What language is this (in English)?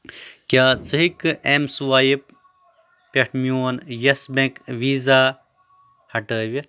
Kashmiri